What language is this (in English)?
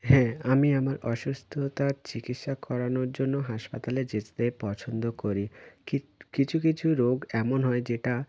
Bangla